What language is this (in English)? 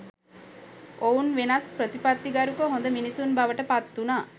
Sinhala